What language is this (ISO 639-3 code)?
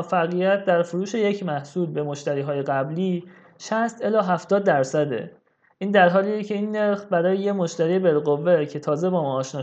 fas